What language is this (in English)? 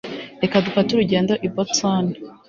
Kinyarwanda